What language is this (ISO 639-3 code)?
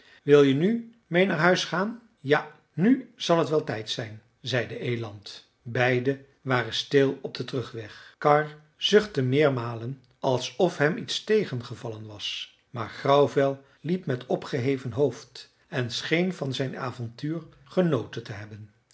nld